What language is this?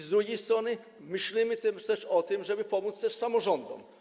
Polish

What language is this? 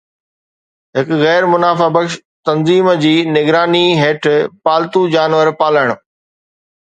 Sindhi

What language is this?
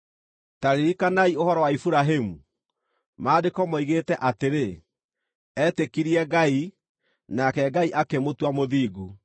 Kikuyu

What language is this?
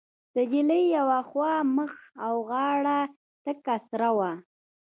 Pashto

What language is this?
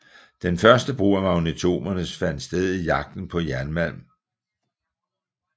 Danish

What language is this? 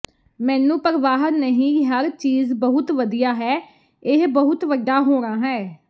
Punjabi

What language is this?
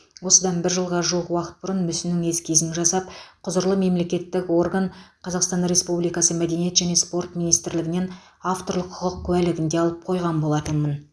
Kazakh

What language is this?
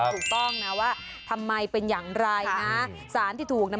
Thai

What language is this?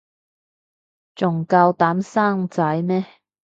Cantonese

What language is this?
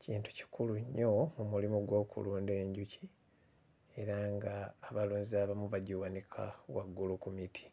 Ganda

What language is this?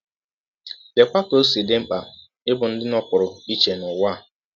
Igbo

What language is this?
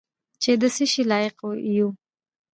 Pashto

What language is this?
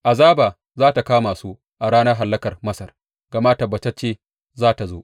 Hausa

